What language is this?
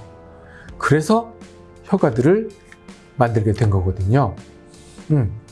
Korean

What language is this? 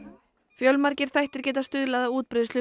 Icelandic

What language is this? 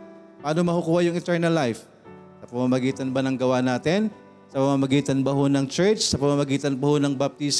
Filipino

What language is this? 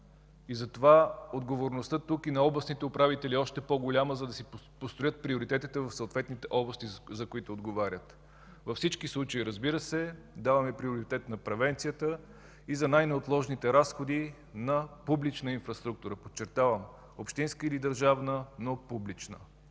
Bulgarian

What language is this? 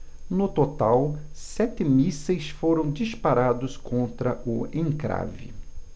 Portuguese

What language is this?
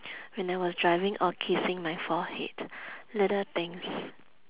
English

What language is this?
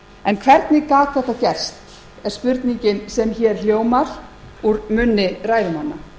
Icelandic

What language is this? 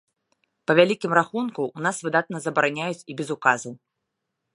Belarusian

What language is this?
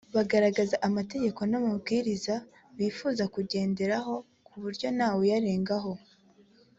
Kinyarwanda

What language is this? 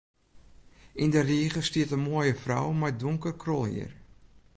Western Frisian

